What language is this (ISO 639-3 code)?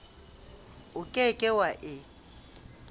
sot